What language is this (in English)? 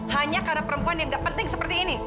Indonesian